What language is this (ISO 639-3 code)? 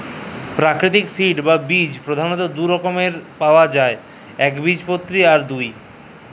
ben